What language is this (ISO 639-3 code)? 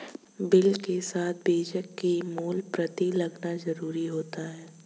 hin